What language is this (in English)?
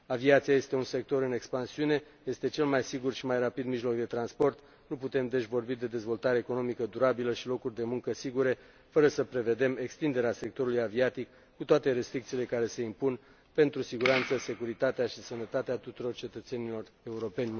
Romanian